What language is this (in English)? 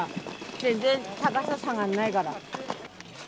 Japanese